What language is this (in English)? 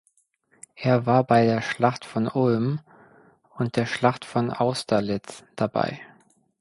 German